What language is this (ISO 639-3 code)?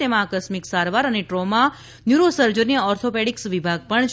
guj